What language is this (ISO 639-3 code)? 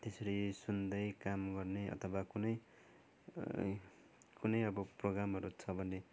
nep